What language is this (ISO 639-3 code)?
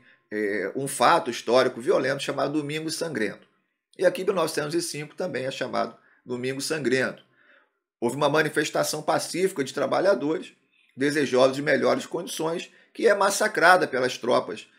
por